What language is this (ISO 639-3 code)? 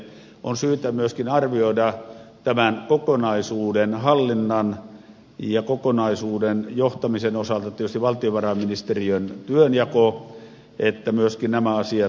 fin